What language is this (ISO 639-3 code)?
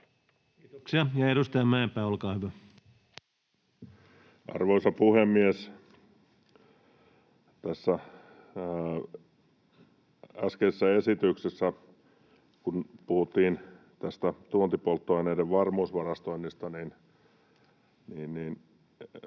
fin